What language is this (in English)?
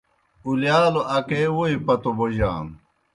Kohistani Shina